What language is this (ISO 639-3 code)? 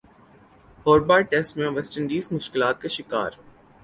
urd